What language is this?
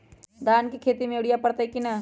Magahi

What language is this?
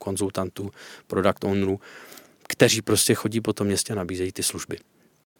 Czech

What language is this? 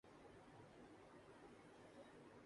Urdu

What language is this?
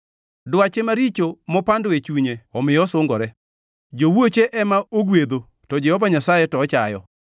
Luo (Kenya and Tanzania)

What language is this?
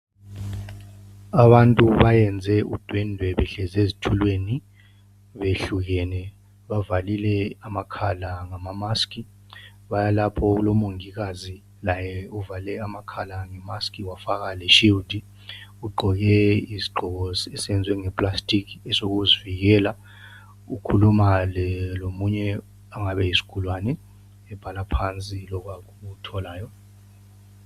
North Ndebele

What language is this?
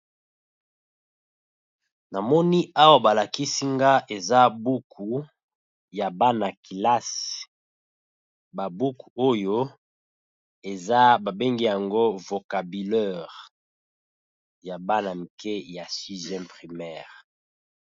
Lingala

